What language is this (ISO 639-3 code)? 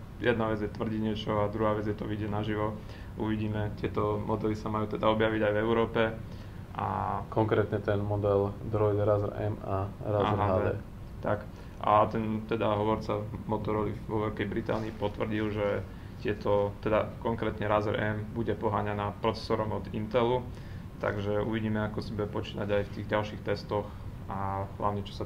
slk